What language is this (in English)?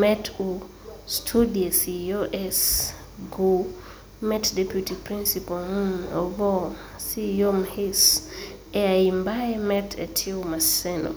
Luo (Kenya and Tanzania)